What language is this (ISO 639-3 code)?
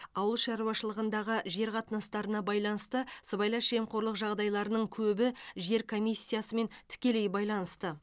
kaz